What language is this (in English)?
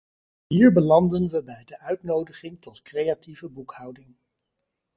Dutch